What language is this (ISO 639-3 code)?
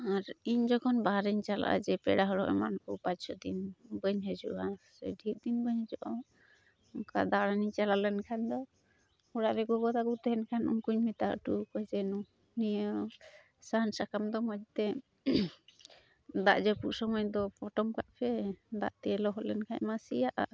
sat